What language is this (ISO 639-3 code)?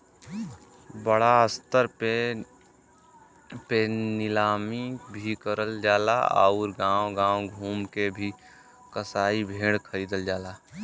bho